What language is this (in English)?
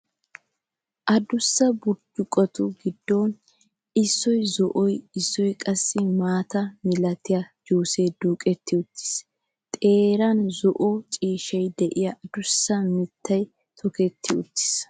Wolaytta